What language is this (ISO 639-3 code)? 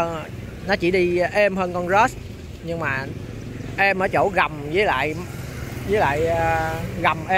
vie